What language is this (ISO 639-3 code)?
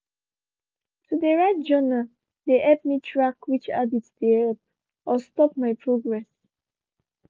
pcm